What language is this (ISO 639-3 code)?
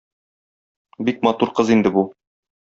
tat